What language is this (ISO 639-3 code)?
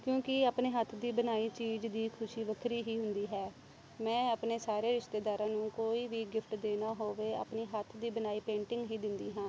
pan